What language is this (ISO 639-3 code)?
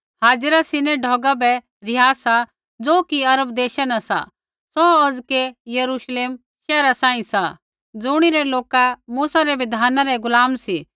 kfx